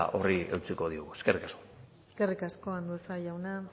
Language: Basque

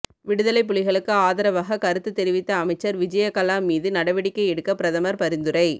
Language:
Tamil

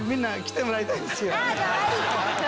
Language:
Japanese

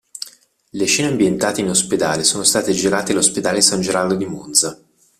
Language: Italian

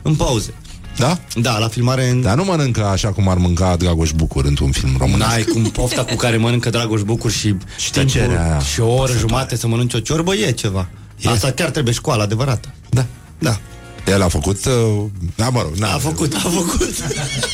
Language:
Romanian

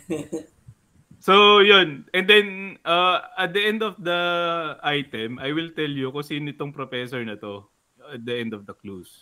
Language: Filipino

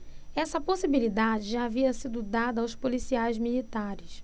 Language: Portuguese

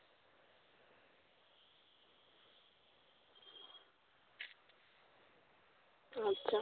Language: Santali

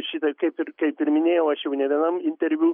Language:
Lithuanian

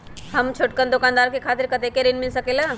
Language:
Magahi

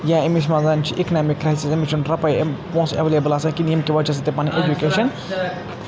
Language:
Kashmiri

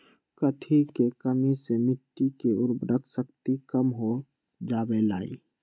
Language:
Magahi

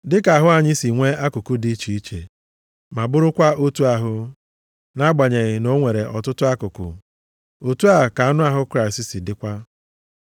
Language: Igbo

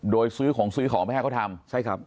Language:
Thai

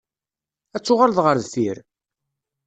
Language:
Kabyle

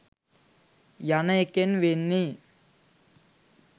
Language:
Sinhala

